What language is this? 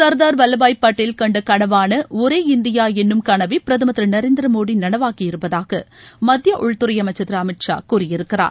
Tamil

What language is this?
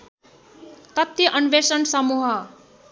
Nepali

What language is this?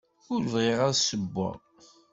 Kabyle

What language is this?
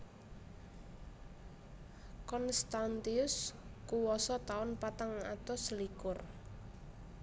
Javanese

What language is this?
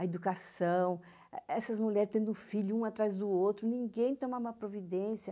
Portuguese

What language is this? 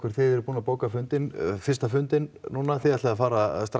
Icelandic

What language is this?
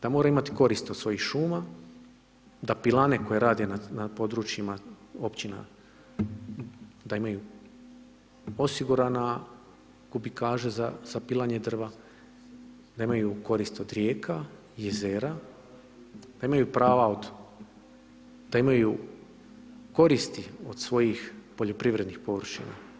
Croatian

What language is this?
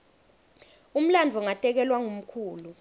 Swati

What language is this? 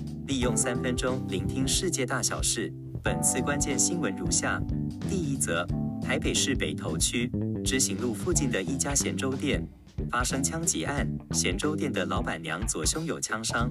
Chinese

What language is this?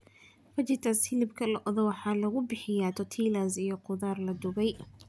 Somali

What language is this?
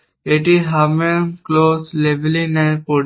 Bangla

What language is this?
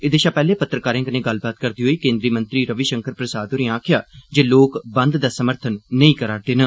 Dogri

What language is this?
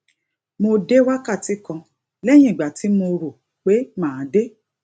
Yoruba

